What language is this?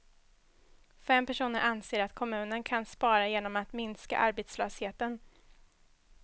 Swedish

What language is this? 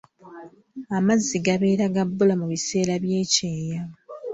Ganda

